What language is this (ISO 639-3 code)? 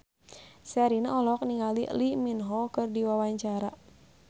sun